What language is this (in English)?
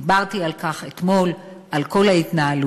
Hebrew